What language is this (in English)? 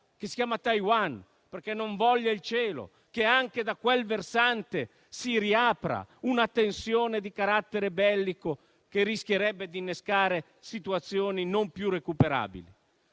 Italian